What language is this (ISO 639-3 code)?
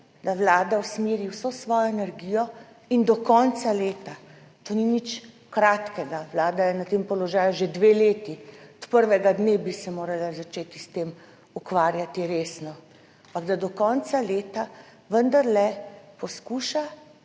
slv